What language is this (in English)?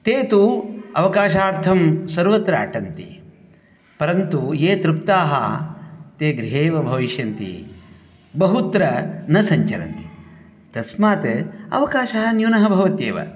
Sanskrit